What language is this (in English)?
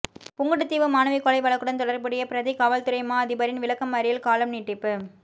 Tamil